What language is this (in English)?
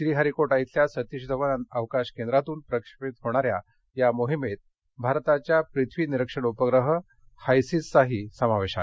Marathi